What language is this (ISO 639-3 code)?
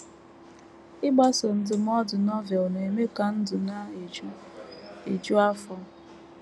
ibo